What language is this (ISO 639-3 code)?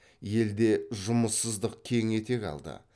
kaz